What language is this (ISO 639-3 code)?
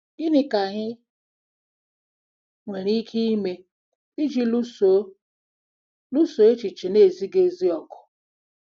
ibo